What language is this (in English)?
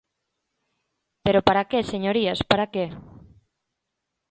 Galician